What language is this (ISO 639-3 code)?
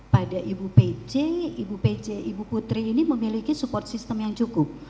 ind